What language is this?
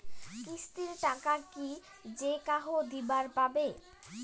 Bangla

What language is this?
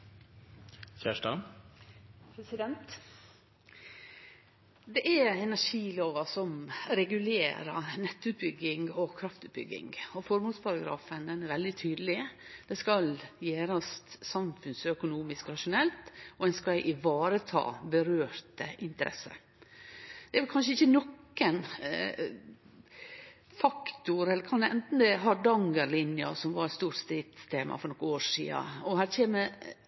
Norwegian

